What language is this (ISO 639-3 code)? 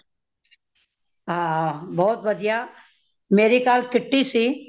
pan